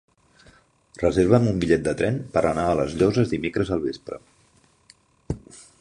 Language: Catalan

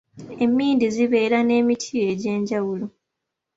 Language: Ganda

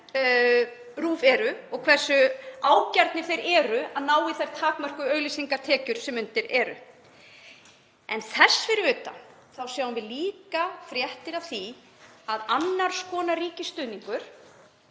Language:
Icelandic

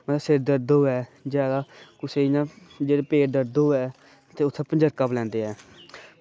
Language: Dogri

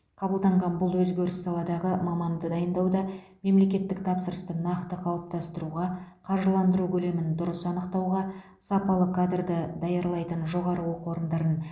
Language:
Kazakh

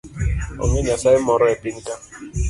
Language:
Luo (Kenya and Tanzania)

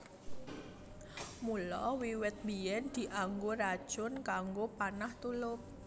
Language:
Javanese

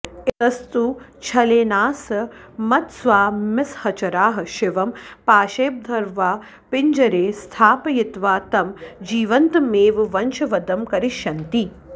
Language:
Sanskrit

